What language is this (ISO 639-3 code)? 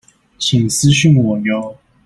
zho